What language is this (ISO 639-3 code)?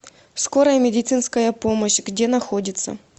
rus